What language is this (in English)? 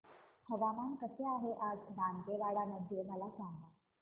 Marathi